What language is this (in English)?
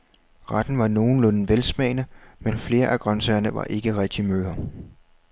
Danish